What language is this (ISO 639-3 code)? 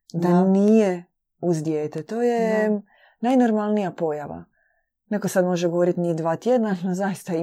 hrv